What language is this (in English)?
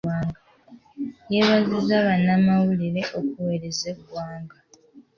Ganda